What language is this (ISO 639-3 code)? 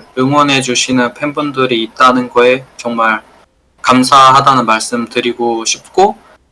kor